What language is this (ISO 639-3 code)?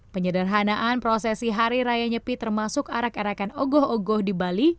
ind